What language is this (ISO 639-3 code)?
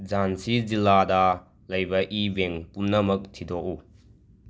mni